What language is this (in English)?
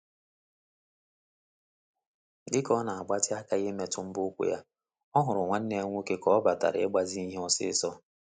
Igbo